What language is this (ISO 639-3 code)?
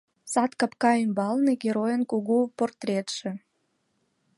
chm